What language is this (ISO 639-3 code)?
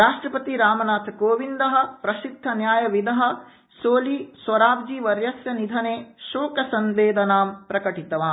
san